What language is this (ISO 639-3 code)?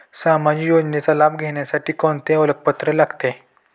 mar